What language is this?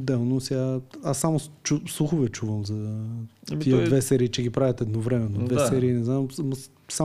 Bulgarian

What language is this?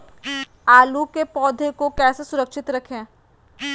Magahi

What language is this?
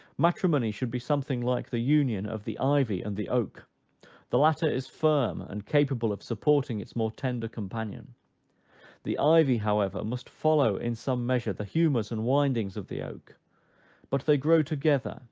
English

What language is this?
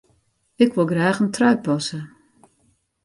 Western Frisian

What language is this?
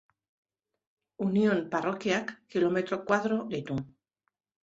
Basque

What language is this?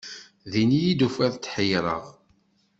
Kabyle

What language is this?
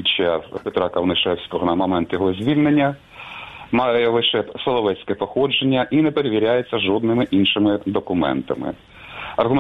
Ukrainian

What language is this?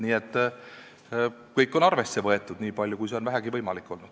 Estonian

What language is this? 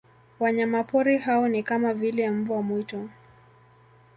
Swahili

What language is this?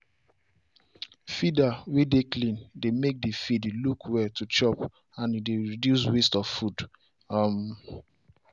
Nigerian Pidgin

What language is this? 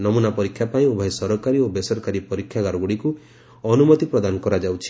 Odia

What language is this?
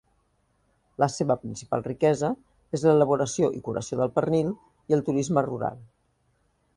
Catalan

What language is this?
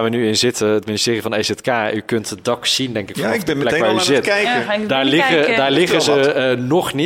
Dutch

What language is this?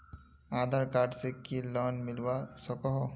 Magahi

